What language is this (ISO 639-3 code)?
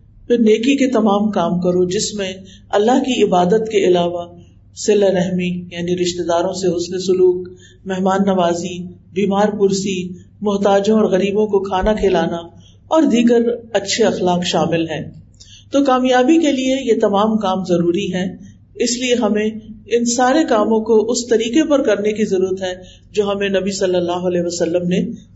urd